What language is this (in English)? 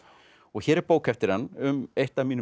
Icelandic